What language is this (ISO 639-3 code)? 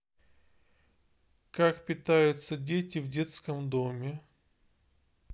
rus